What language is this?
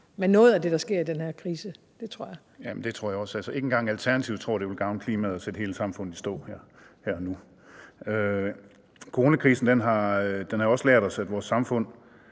Danish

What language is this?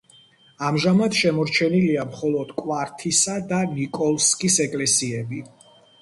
Georgian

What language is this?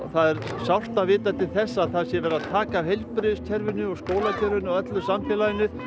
Icelandic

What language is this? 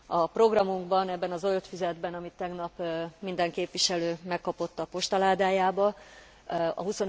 Hungarian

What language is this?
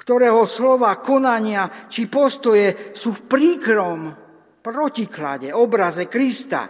Slovak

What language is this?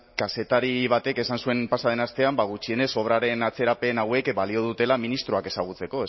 Basque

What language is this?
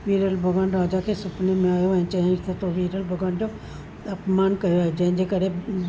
Sindhi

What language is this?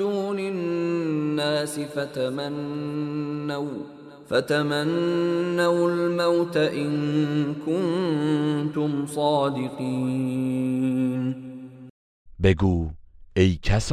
Persian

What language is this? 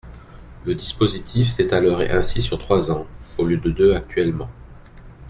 French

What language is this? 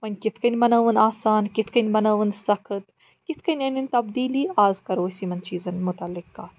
Kashmiri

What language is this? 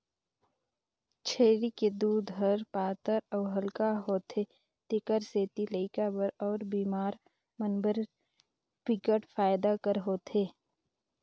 Chhattisgarhi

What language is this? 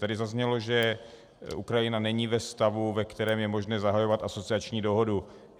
Czech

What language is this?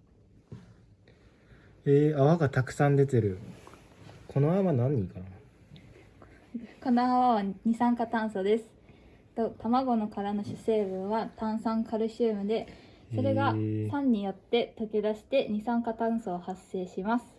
Japanese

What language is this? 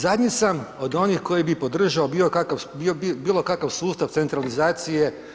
Croatian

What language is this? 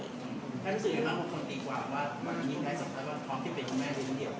Thai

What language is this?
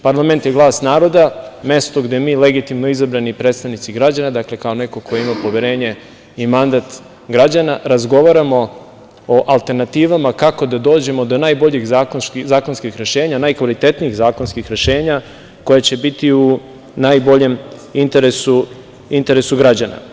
Serbian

